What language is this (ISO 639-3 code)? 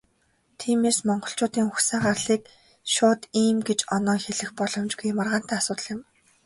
mon